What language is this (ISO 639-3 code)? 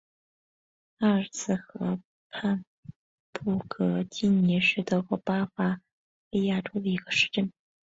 zho